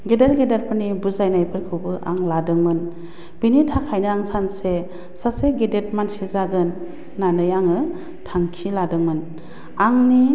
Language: Bodo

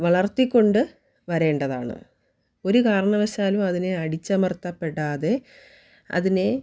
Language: Malayalam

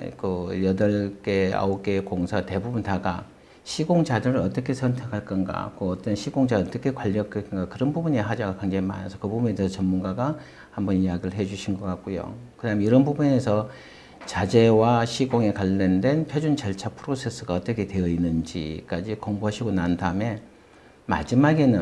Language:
Korean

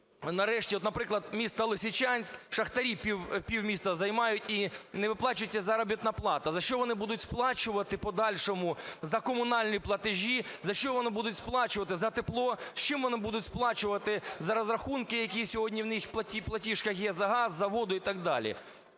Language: Ukrainian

